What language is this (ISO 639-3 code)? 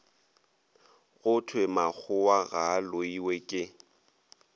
nso